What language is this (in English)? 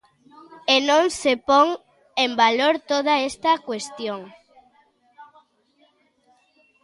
Galician